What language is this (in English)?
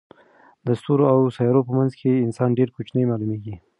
Pashto